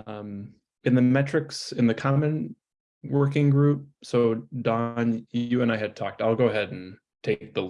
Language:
English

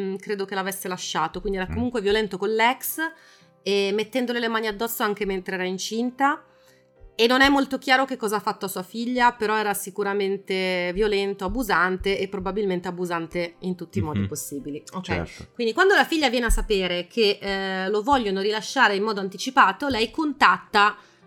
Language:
Italian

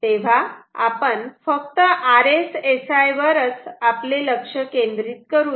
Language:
Marathi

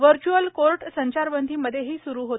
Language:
Marathi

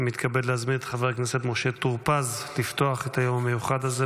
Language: Hebrew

